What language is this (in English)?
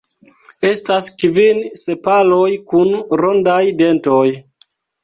Esperanto